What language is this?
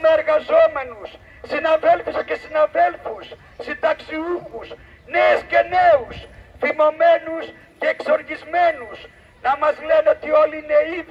Greek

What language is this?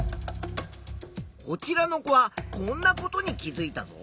Japanese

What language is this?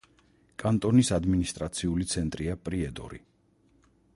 Georgian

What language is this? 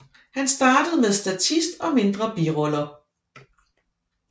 Danish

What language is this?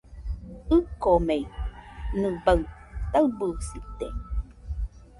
Nüpode Huitoto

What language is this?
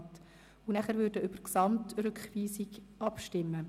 Swiss German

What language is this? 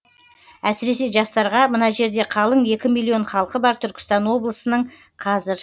Kazakh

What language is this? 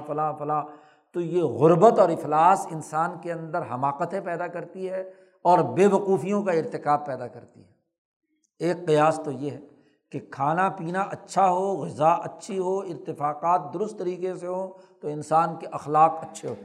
Urdu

